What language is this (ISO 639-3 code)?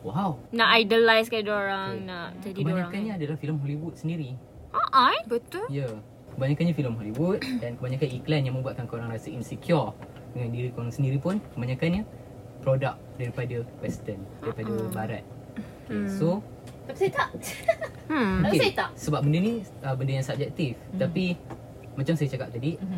msa